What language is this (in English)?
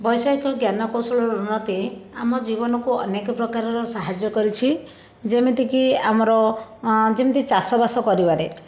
Odia